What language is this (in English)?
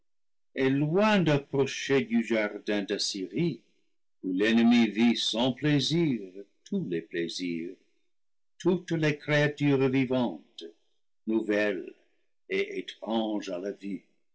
French